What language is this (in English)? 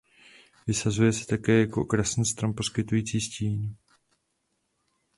Czech